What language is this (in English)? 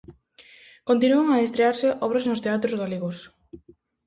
Galician